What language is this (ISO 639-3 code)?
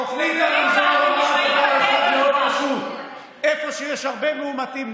heb